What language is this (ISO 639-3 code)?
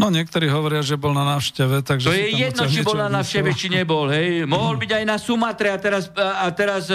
slk